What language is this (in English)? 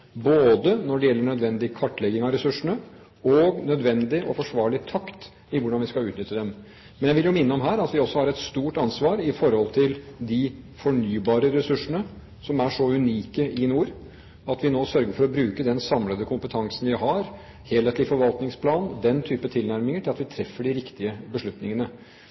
Norwegian Bokmål